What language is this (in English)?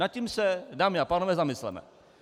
Czech